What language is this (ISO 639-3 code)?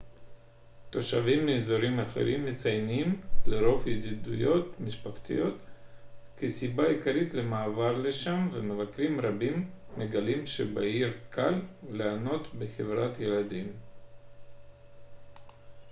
heb